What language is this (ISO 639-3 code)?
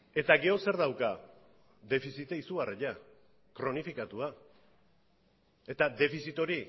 eus